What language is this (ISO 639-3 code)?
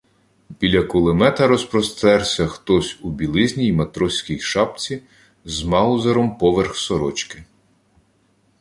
ukr